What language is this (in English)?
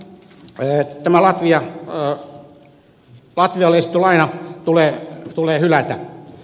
Finnish